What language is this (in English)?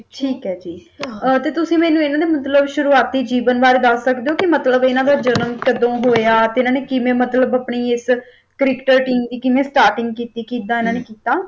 Punjabi